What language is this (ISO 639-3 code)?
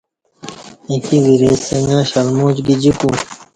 bsh